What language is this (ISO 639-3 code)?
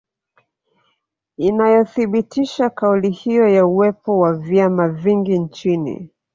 swa